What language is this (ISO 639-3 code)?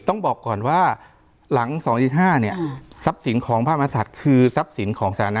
tha